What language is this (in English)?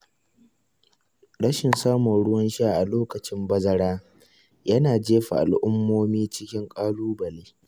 Hausa